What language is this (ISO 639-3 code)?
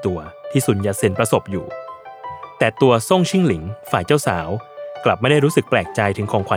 tha